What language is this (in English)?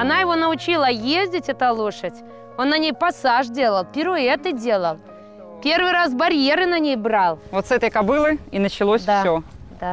Russian